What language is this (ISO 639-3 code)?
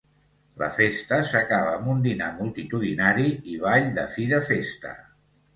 cat